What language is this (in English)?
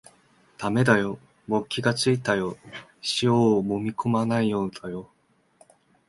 Japanese